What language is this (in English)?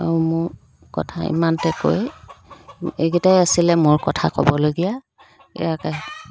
Assamese